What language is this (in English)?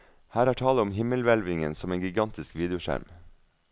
Norwegian